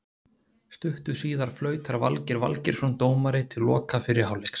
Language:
Icelandic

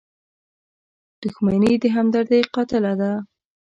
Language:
Pashto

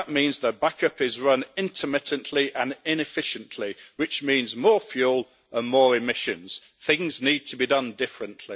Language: English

